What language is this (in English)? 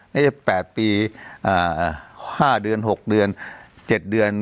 Thai